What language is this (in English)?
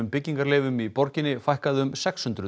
Icelandic